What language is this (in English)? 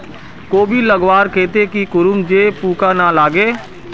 Magahi